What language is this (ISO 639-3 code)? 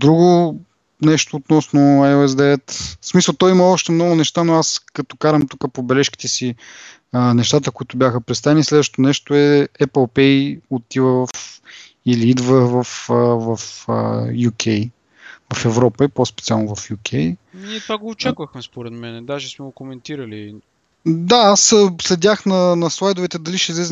bul